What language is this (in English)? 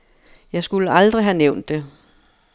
Danish